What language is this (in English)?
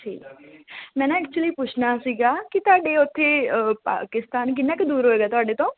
Punjabi